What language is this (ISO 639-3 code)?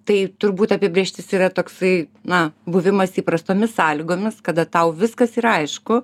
lit